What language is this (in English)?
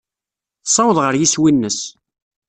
Kabyle